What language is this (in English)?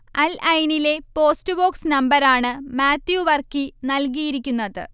Malayalam